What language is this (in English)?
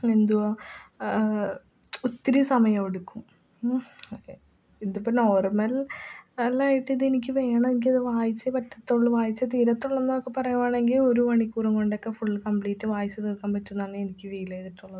Malayalam